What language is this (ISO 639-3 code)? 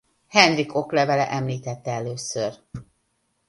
hun